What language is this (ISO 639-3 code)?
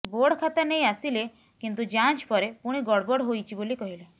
ori